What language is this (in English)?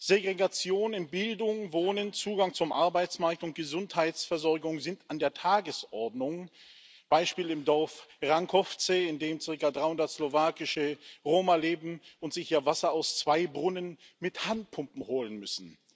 German